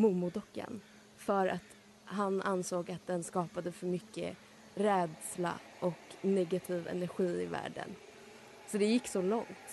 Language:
Swedish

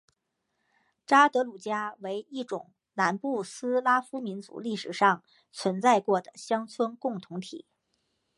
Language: Chinese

